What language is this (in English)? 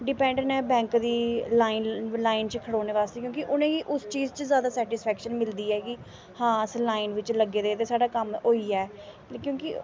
Dogri